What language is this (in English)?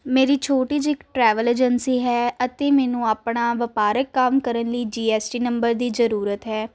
Punjabi